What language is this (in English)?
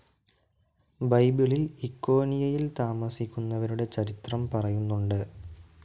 Malayalam